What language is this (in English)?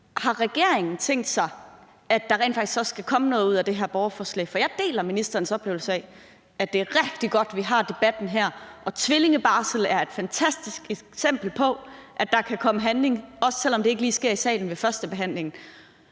Danish